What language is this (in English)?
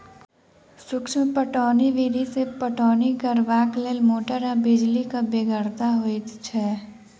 Maithili